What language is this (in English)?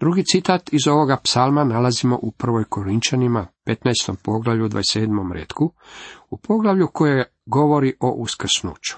Croatian